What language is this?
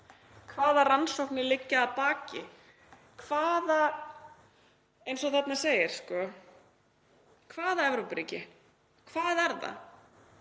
Icelandic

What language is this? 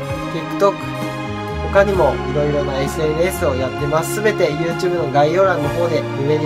Japanese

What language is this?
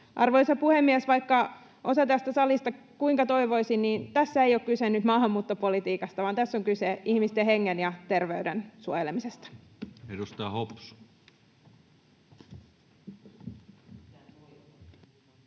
Finnish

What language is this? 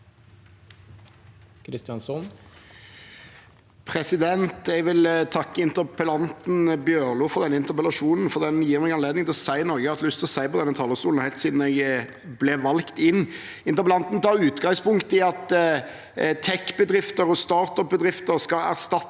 Norwegian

